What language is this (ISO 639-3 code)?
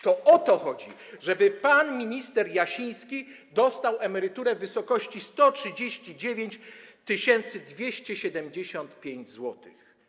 pol